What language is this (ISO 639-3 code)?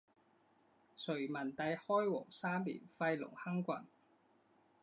zho